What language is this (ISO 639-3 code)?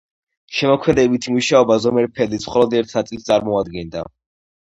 kat